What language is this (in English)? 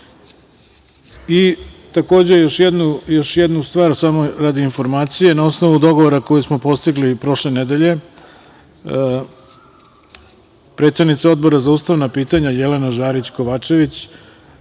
Serbian